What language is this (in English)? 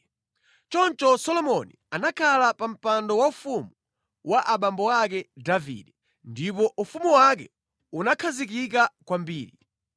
Nyanja